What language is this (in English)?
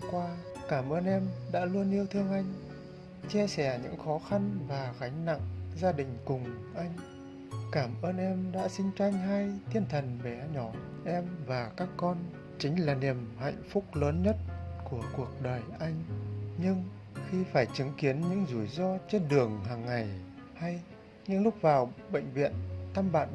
Vietnamese